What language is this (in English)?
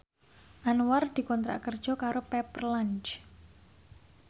Javanese